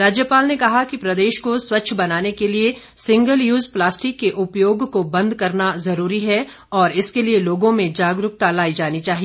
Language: Hindi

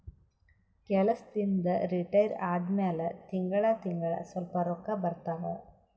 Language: Kannada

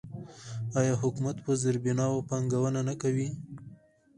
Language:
Pashto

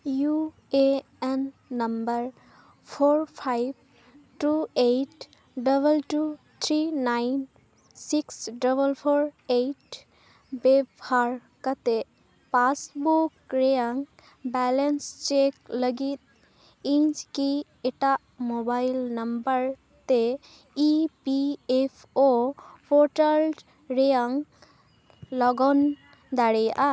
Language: Santali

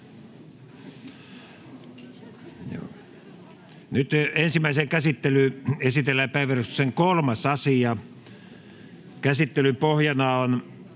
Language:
Finnish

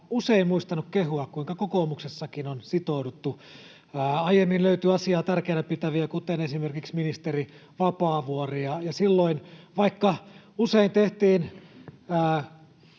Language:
Finnish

